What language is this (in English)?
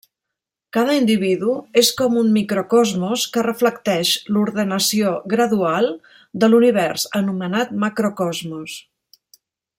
Catalan